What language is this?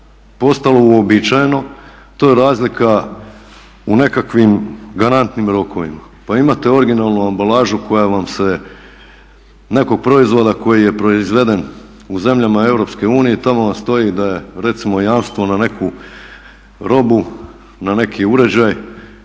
Croatian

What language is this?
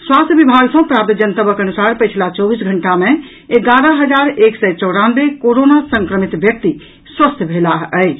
Maithili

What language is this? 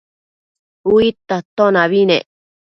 Matsés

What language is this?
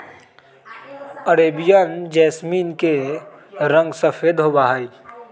Magahi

